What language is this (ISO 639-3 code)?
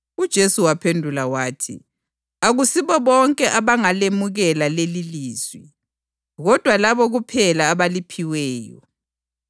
nde